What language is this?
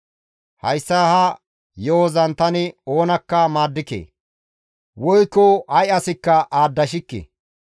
Gamo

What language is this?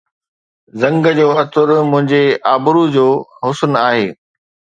Sindhi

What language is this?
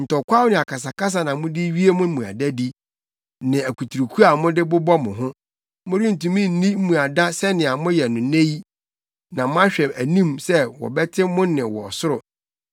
Akan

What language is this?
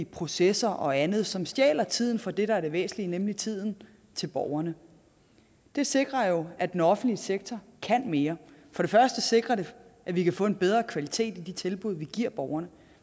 Danish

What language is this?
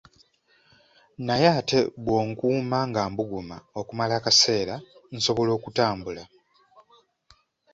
Ganda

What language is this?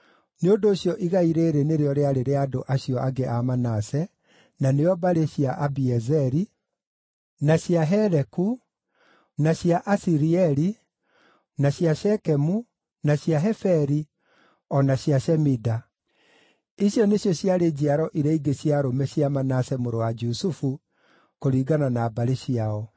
Kikuyu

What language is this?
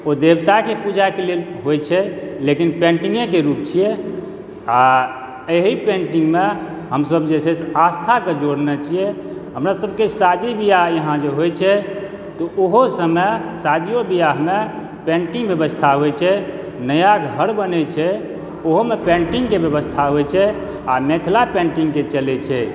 Maithili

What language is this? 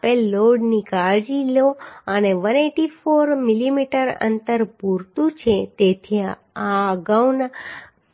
Gujarati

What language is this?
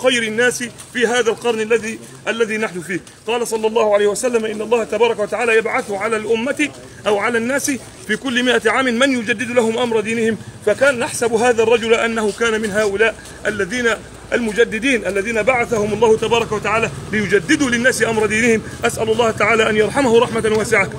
Arabic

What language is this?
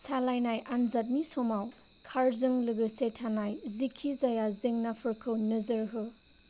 Bodo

